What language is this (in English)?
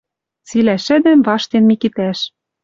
Western Mari